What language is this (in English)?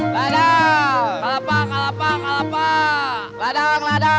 Indonesian